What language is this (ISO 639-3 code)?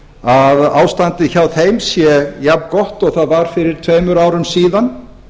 isl